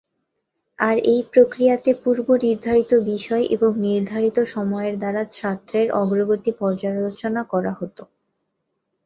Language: Bangla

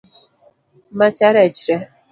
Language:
Luo (Kenya and Tanzania)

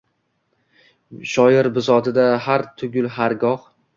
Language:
Uzbek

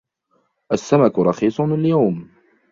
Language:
Arabic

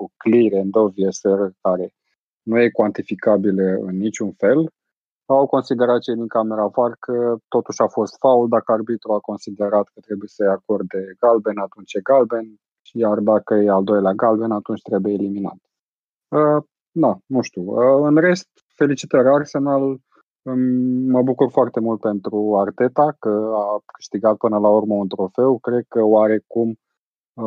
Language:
Romanian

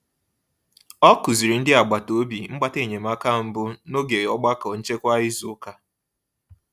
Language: Igbo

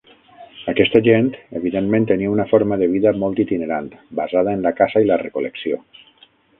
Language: Catalan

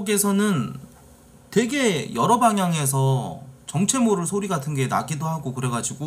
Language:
Korean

